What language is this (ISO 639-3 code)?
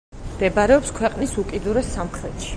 kat